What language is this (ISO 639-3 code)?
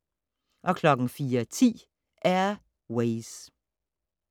dan